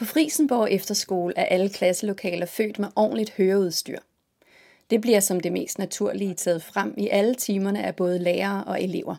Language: Danish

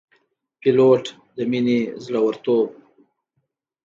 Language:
Pashto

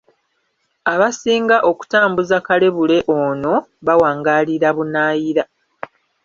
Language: Ganda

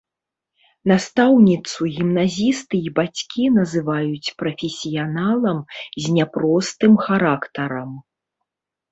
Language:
Belarusian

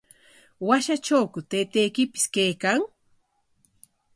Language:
Corongo Ancash Quechua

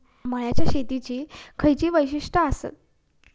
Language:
Marathi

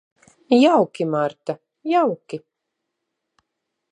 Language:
Latvian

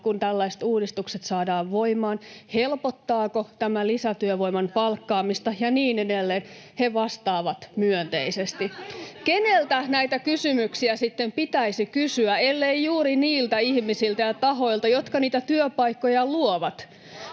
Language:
Finnish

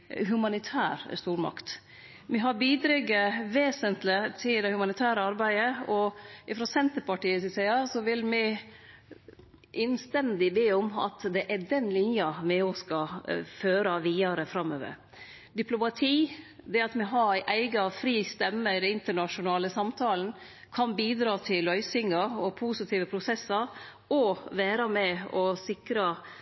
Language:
Norwegian Nynorsk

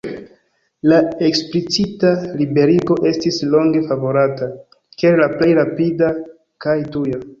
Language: Esperanto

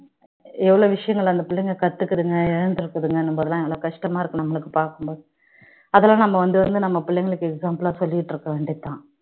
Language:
Tamil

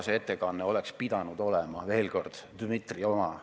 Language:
Estonian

